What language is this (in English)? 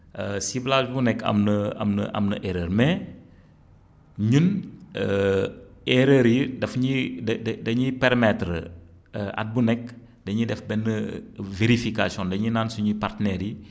Wolof